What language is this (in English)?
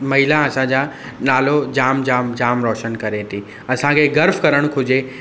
Sindhi